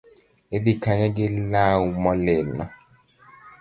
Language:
Luo (Kenya and Tanzania)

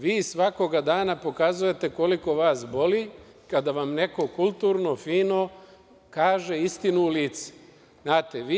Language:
Serbian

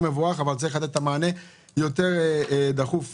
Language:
Hebrew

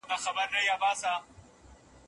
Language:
Pashto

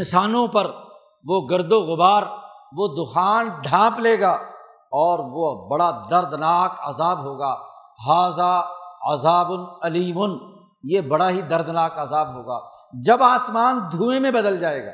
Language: Urdu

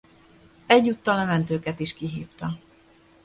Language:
Hungarian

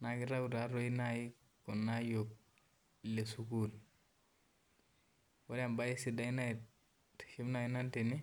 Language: Masai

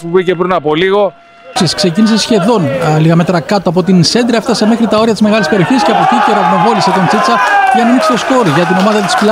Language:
Greek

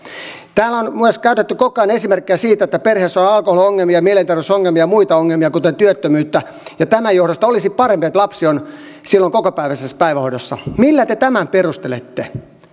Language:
Finnish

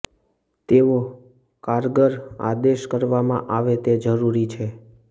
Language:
Gujarati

